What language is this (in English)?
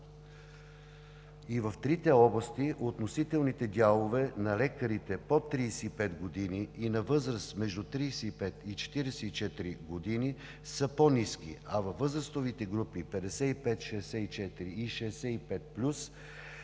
Bulgarian